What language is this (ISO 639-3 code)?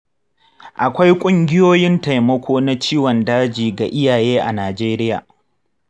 hau